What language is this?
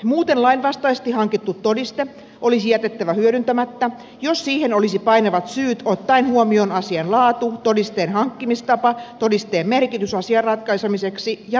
Finnish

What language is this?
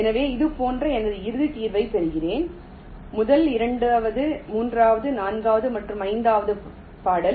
Tamil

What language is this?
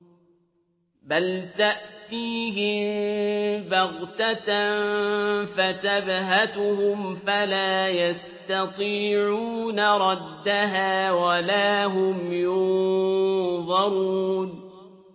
Arabic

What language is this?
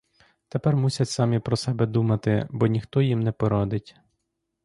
Ukrainian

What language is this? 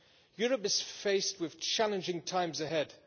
English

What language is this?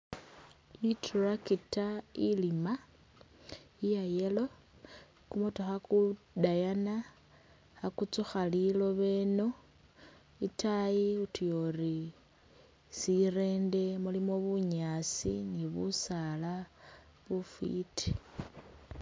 Masaaba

